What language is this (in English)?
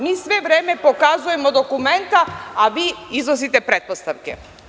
Serbian